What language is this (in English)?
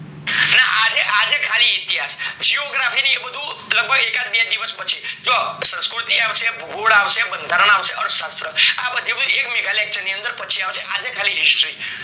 Gujarati